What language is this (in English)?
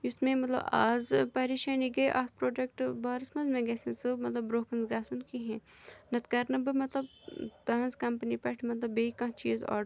Kashmiri